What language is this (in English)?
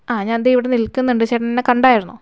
Malayalam